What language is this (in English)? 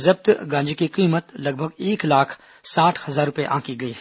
Hindi